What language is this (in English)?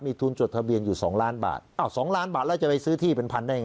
Thai